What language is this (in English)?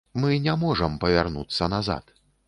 Belarusian